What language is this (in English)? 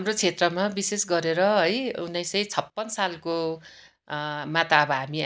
Nepali